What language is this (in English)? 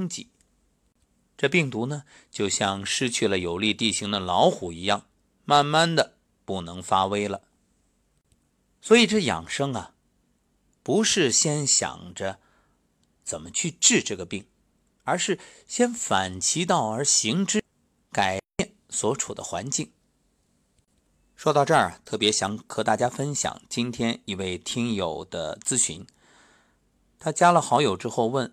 Chinese